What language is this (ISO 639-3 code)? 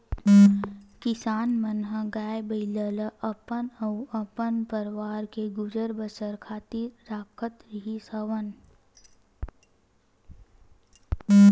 hne